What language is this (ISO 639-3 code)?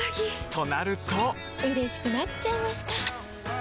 jpn